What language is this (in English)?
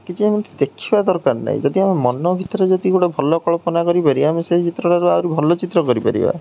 Odia